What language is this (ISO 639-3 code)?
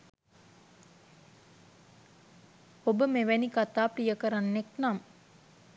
sin